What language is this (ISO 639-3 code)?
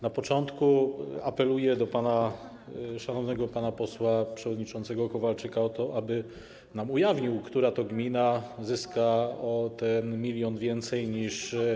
pol